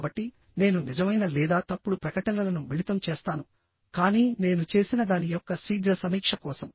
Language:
Telugu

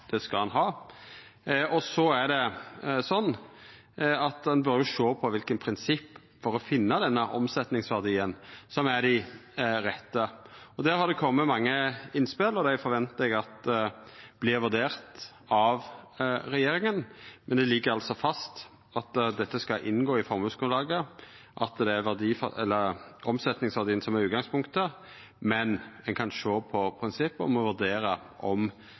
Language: Norwegian Nynorsk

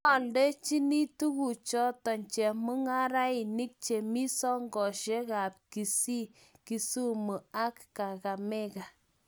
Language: Kalenjin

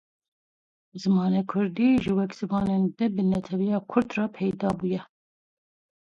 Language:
Kurdish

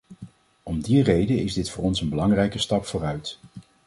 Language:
Dutch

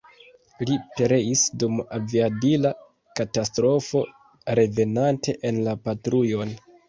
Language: Esperanto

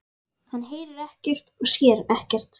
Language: Icelandic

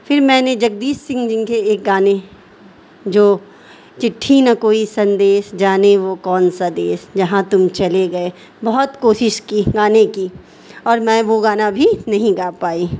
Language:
Urdu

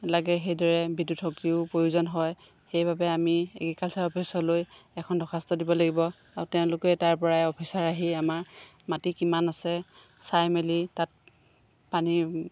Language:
Assamese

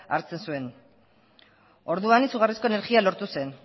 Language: Basque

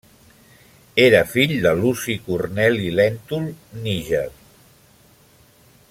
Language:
Catalan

